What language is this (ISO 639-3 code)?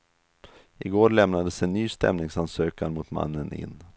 swe